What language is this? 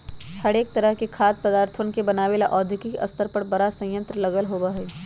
Magahi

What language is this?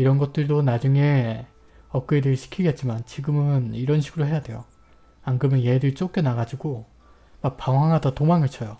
Korean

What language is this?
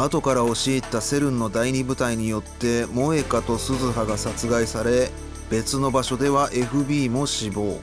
Japanese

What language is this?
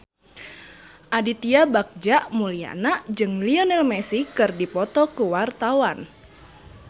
Sundanese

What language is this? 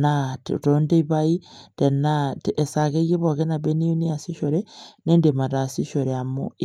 Masai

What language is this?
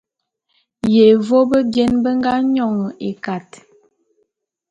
Bulu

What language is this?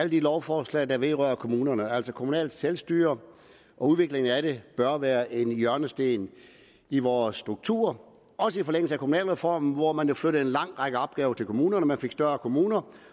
Danish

